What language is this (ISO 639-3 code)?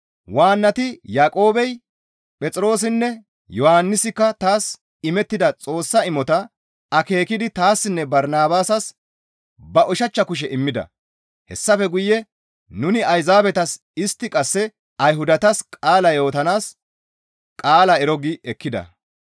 gmv